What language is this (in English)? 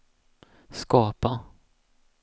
Swedish